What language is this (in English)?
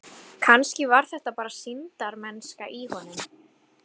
Icelandic